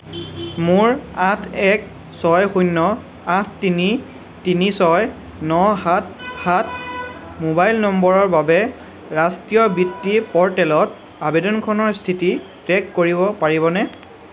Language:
Assamese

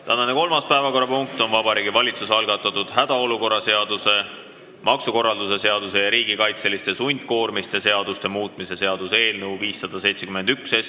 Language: Estonian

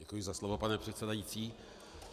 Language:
Czech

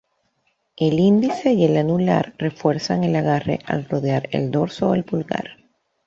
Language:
Spanish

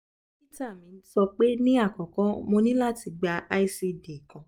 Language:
Yoruba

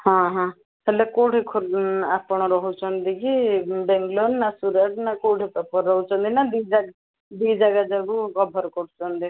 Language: Odia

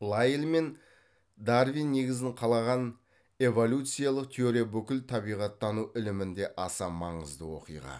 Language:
Kazakh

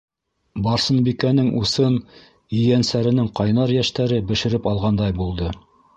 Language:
Bashkir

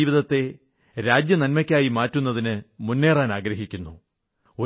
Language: Malayalam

